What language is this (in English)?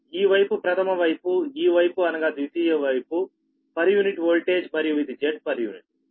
Telugu